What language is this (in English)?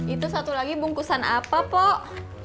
Indonesian